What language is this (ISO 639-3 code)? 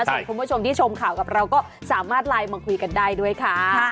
tha